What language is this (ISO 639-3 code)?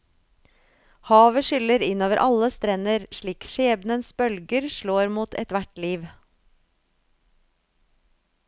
nor